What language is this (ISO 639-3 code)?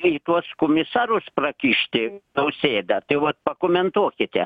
lit